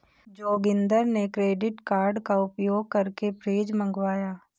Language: Hindi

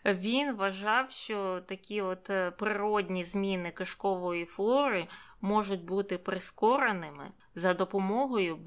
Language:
Ukrainian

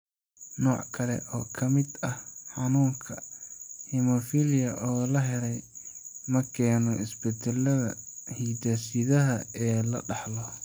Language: Somali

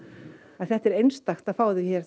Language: Icelandic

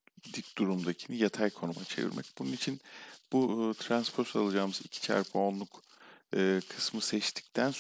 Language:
Turkish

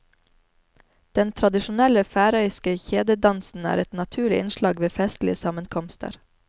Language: Norwegian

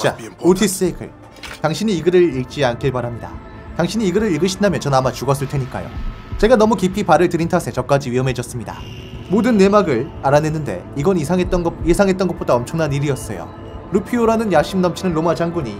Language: Korean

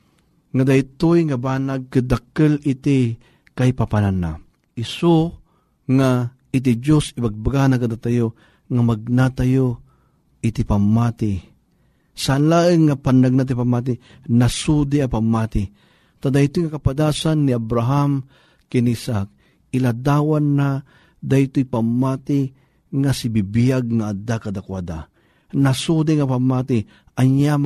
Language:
Filipino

